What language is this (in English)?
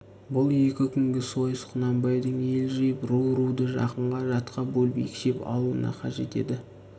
Kazakh